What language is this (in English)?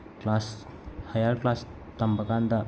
Manipuri